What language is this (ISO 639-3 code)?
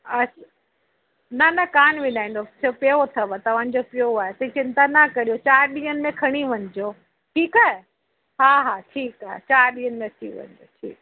snd